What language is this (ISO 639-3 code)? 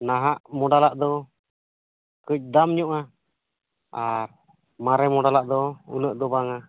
sat